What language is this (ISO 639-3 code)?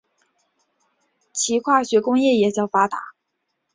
zho